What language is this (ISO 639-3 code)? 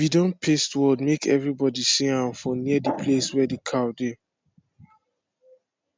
pcm